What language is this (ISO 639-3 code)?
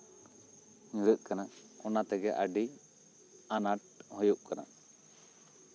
sat